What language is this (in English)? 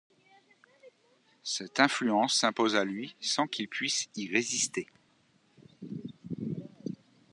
French